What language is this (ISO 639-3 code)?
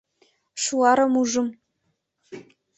chm